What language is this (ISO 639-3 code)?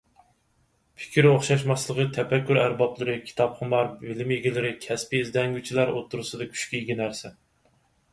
uig